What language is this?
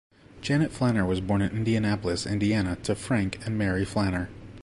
English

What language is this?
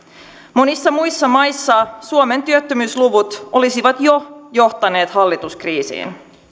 Finnish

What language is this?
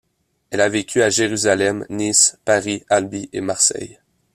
French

